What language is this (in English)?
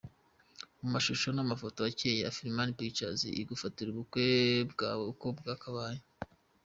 Kinyarwanda